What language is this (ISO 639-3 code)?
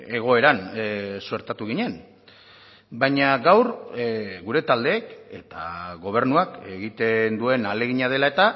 eus